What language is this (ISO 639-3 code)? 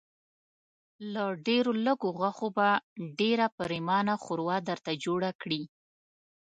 pus